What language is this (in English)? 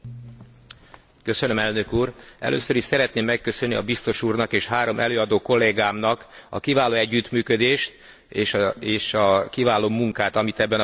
Hungarian